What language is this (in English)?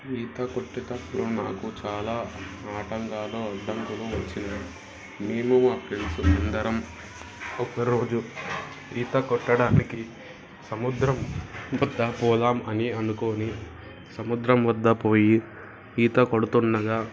Telugu